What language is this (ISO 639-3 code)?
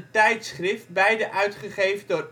nld